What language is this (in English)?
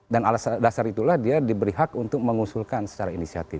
Indonesian